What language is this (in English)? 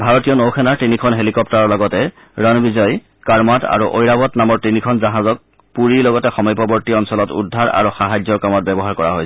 Assamese